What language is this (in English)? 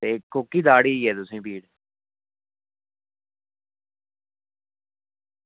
Dogri